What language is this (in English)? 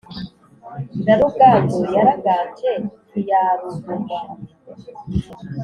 Kinyarwanda